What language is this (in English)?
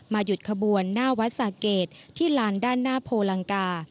Thai